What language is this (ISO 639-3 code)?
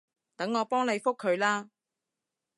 yue